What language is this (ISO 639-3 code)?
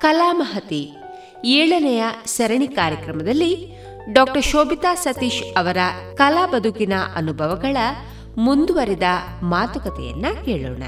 kan